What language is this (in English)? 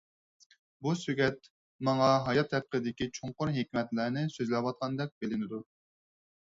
Uyghur